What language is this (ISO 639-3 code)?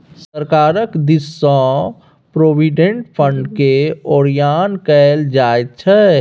mai